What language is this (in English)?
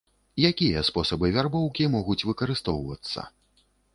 Belarusian